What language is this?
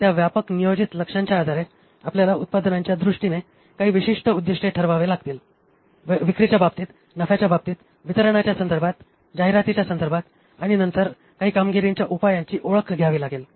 Marathi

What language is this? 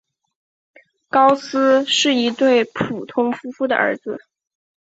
Chinese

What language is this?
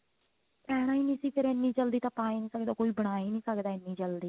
Punjabi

